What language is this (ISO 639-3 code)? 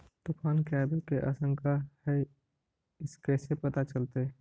mag